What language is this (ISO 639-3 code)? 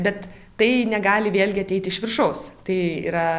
lit